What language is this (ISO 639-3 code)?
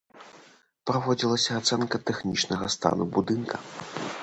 bel